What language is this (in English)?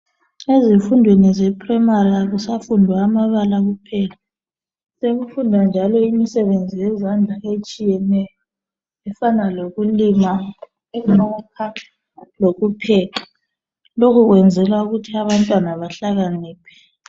North Ndebele